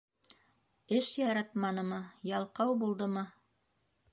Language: Bashkir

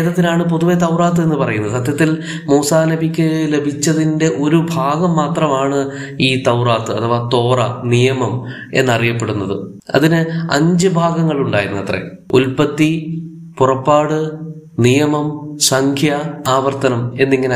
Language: Malayalam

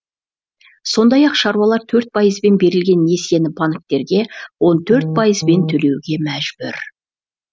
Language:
Kazakh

